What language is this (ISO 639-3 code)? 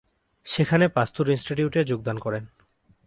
ben